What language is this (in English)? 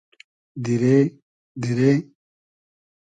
Hazaragi